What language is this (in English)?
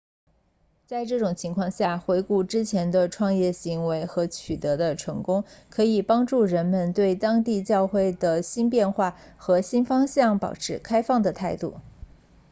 Chinese